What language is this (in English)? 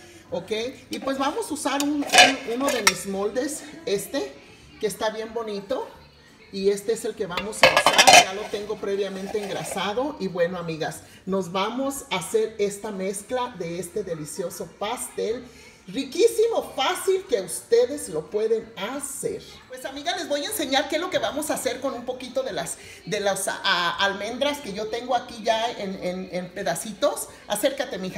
Spanish